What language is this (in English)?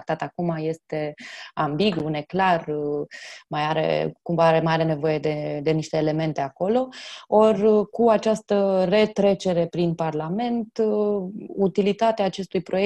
Romanian